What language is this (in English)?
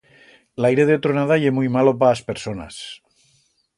Aragonese